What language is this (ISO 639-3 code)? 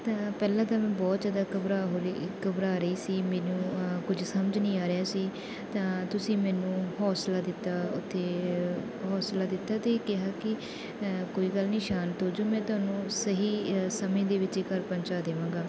pan